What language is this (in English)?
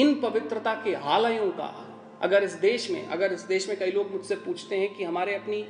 Hindi